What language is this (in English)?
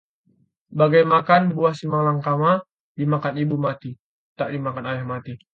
Indonesian